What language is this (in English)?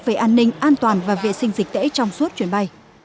Vietnamese